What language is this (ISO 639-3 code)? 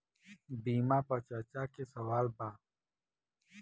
bho